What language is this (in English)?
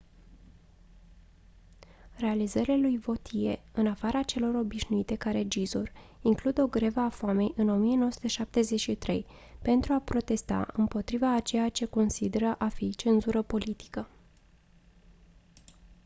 Romanian